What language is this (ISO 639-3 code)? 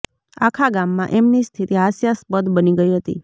guj